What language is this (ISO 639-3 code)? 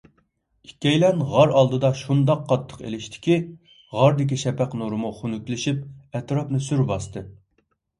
uig